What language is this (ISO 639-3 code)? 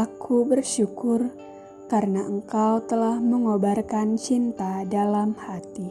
ind